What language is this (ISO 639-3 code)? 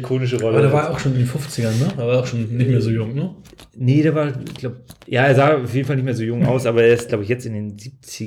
deu